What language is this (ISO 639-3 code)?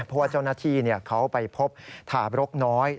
tha